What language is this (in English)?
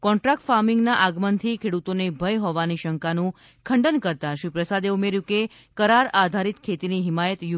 Gujarati